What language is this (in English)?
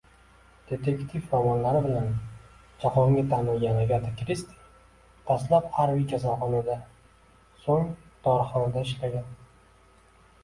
Uzbek